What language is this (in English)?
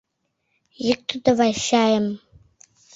Mari